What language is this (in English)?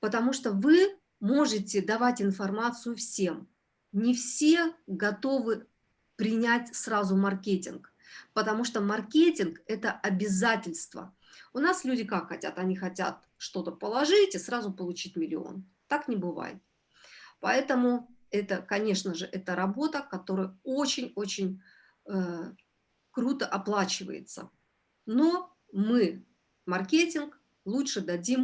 Russian